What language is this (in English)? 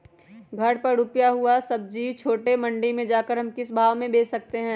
Magahi